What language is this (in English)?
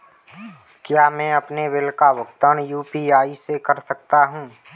Hindi